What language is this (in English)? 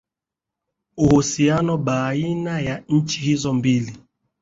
Swahili